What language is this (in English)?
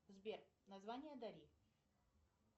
Russian